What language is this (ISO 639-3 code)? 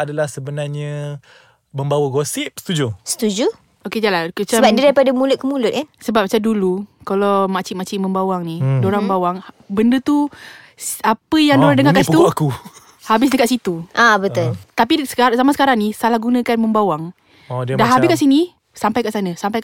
msa